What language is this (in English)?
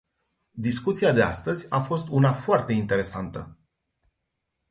Romanian